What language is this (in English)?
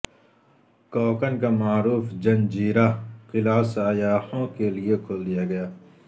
Urdu